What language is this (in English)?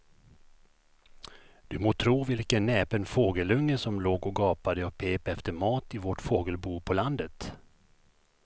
Swedish